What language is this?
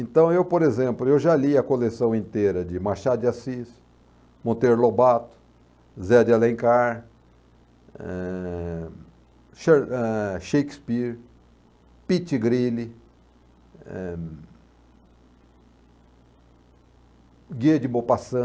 Portuguese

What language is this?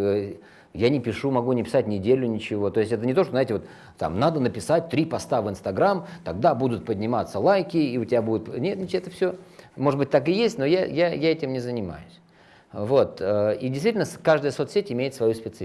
Russian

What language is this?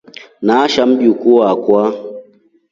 Rombo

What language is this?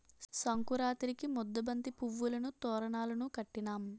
Telugu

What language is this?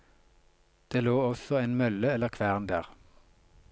Norwegian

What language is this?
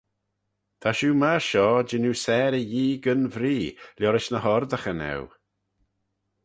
Manx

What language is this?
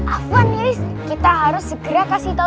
Indonesian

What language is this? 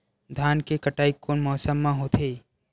Chhattisgarhi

